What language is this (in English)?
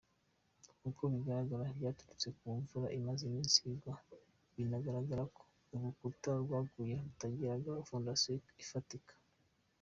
Kinyarwanda